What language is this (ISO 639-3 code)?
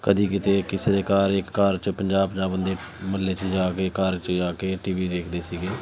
pan